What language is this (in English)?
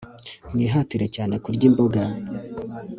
Kinyarwanda